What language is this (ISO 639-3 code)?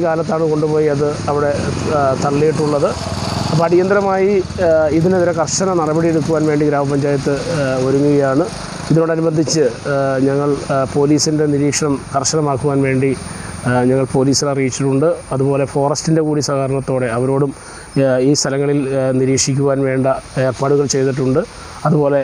hin